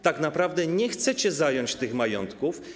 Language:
Polish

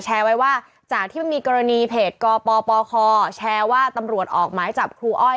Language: Thai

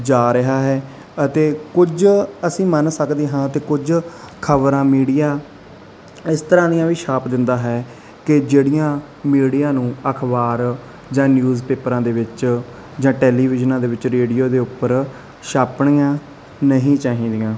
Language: Punjabi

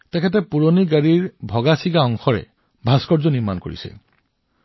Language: Assamese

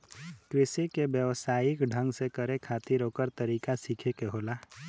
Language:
Bhojpuri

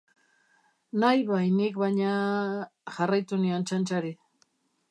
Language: Basque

